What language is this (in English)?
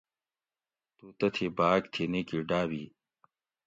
Gawri